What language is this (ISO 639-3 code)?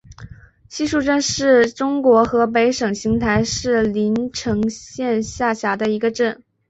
zho